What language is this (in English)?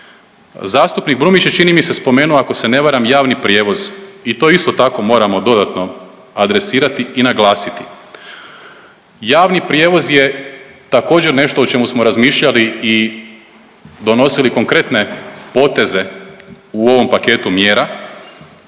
Croatian